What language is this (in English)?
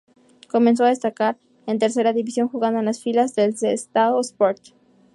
Spanish